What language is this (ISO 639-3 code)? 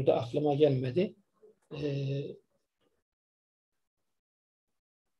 tur